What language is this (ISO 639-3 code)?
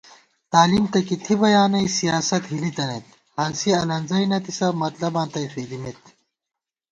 gwt